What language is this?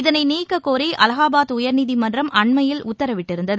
Tamil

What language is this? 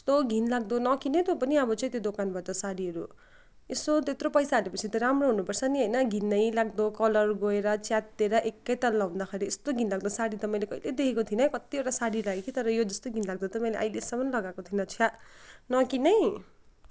Nepali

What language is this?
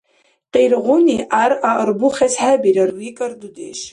Dargwa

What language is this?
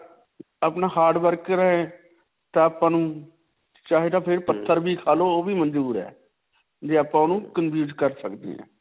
Punjabi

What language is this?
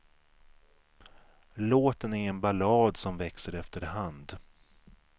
Swedish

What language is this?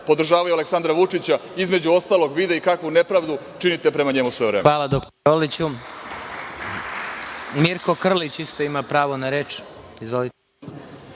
Serbian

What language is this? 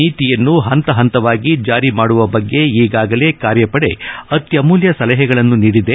Kannada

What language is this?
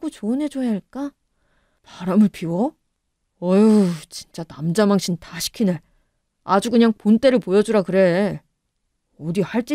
Korean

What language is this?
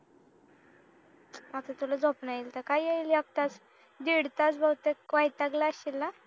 Marathi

